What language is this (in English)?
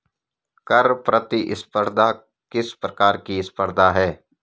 Hindi